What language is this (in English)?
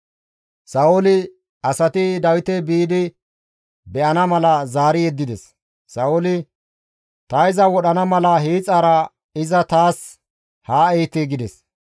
Gamo